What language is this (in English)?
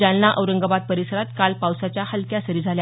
Marathi